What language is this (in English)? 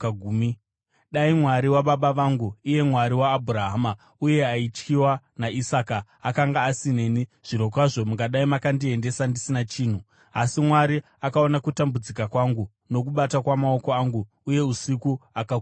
Shona